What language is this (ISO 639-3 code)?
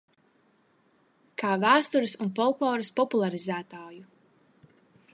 lav